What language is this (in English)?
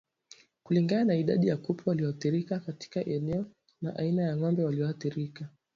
Swahili